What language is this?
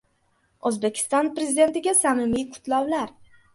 Uzbek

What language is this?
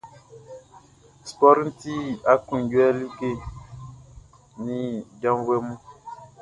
Baoulé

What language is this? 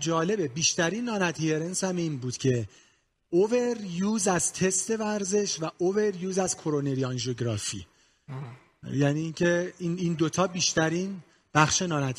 Persian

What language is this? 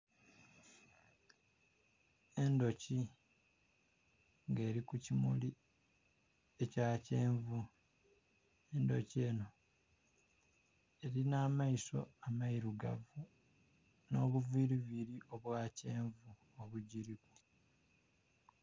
Soga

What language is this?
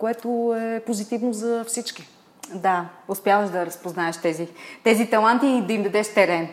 Bulgarian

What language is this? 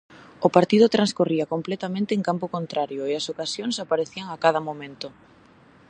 Galician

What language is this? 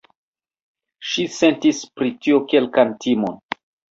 Esperanto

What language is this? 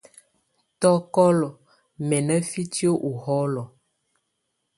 Tunen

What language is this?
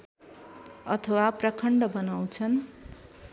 Nepali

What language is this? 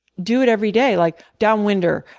English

